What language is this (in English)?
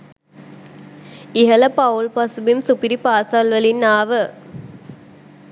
Sinhala